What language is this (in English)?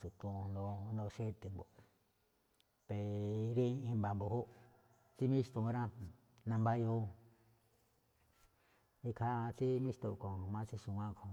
Malinaltepec Me'phaa